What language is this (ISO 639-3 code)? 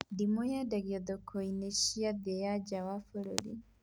kik